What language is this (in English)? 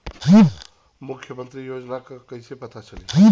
Bhojpuri